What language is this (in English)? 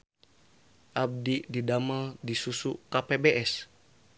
Sundanese